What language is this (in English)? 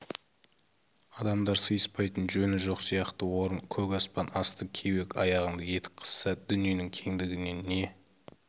Kazakh